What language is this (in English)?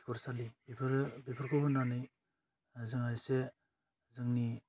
Bodo